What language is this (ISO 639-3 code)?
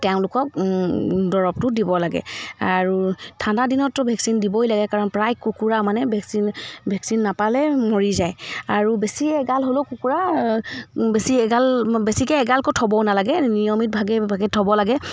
asm